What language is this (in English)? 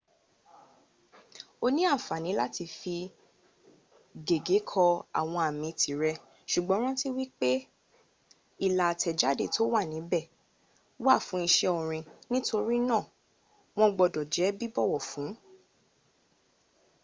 Yoruba